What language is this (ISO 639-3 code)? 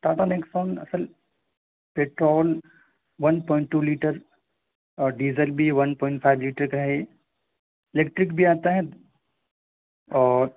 urd